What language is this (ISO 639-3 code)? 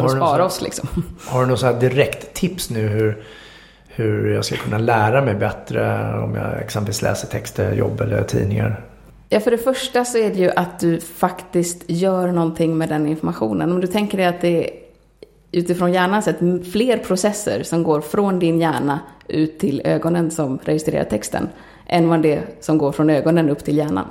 swe